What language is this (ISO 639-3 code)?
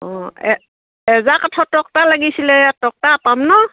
asm